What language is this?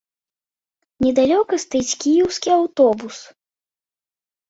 Belarusian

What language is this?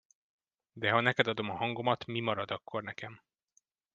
Hungarian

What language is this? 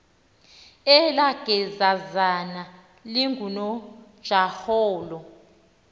Xhosa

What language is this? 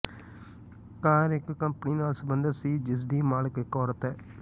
Punjabi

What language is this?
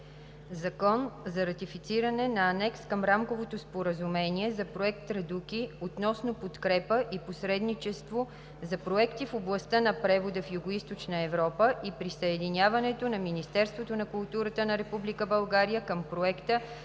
Bulgarian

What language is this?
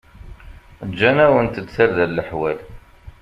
Kabyle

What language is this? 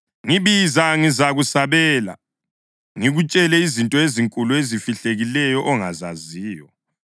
North Ndebele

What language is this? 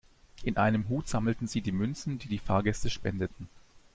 German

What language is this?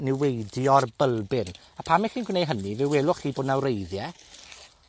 Welsh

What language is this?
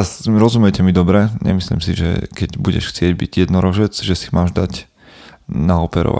Slovak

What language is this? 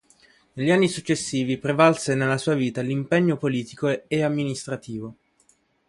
Italian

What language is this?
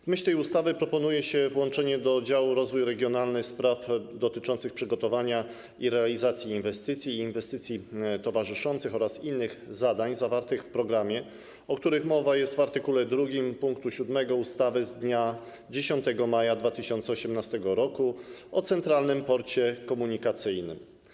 Polish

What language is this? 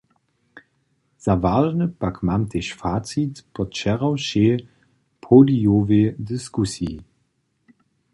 Upper Sorbian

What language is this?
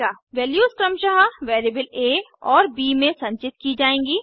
Hindi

